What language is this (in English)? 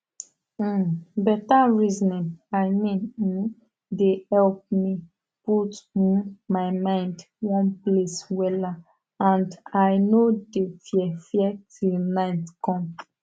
Nigerian Pidgin